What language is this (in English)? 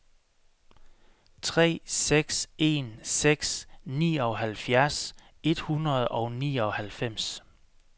Danish